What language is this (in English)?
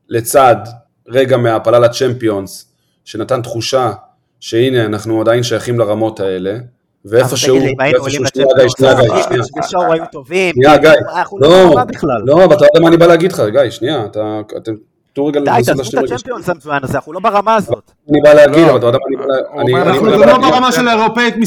Hebrew